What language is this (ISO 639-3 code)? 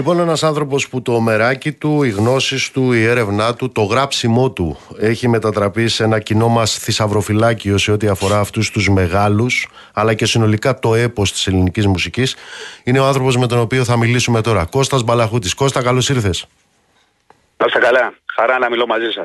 ell